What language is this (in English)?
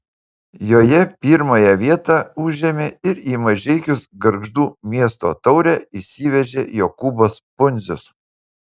Lithuanian